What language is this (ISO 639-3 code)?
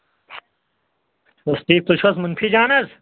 kas